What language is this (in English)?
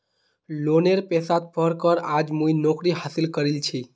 Magahi